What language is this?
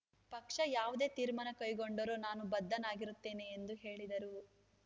Kannada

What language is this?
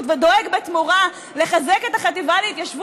Hebrew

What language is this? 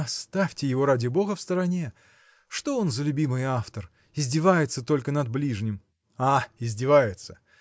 Russian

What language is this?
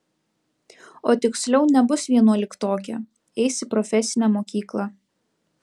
Lithuanian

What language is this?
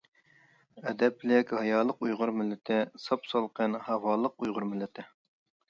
Uyghur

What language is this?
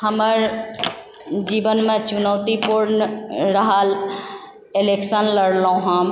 Maithili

